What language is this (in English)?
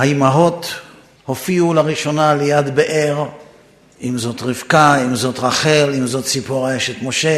Hebrew